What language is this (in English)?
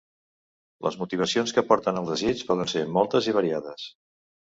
Catalan